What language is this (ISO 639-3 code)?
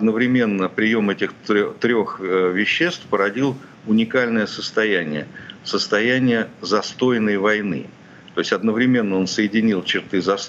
rus